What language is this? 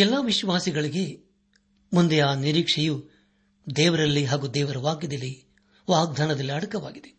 Kannada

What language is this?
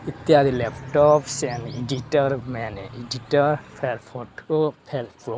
Odia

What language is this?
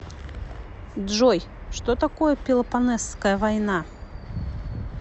Russian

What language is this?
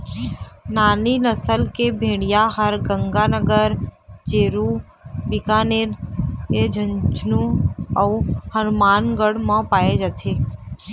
Chhattisgarhi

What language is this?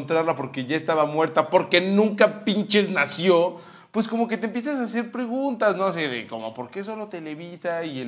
Spanish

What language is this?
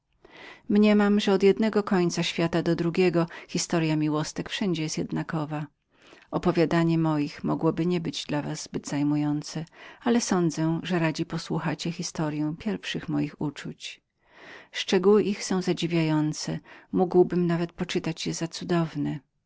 Polish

